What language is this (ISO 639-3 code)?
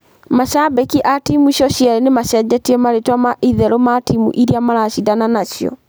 kik